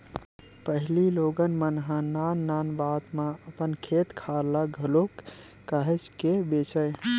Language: Chhattisgarhi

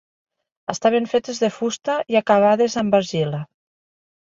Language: Catalan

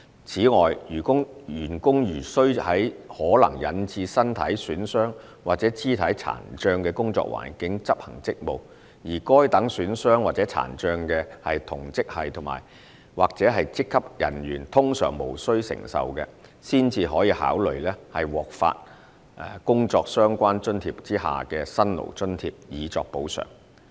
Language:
Cantonese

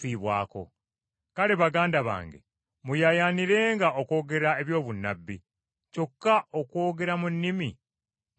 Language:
Ganda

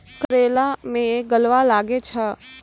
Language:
Maithili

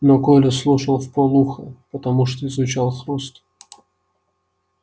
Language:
Russian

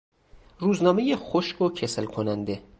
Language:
Persian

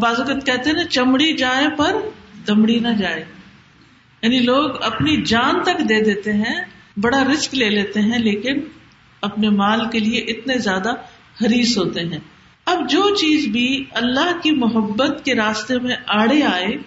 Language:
Urdu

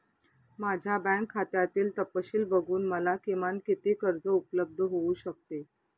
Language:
Marathi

